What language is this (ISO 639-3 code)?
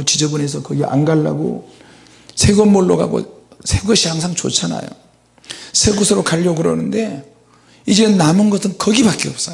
kor